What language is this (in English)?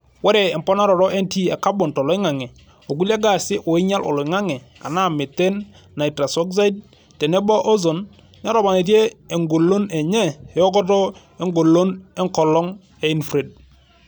Masai